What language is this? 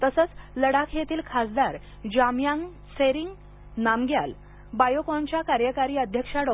Marathi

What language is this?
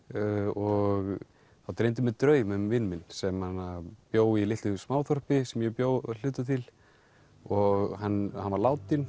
Icelandic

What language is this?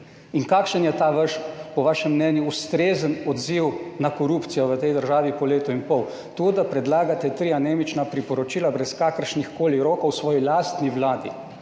Slovenian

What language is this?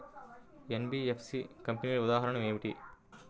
Telugu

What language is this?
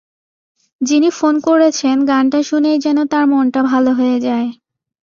Bangla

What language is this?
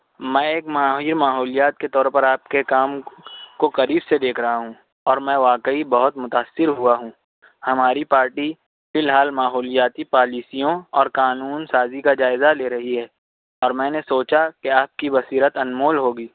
Urdu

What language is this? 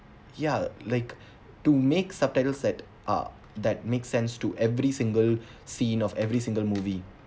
English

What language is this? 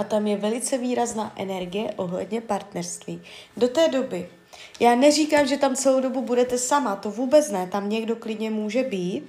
Czech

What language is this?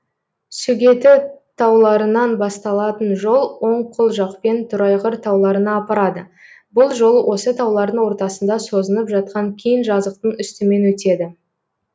Kazakh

